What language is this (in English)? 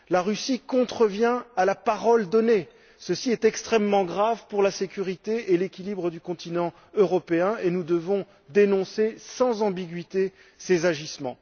French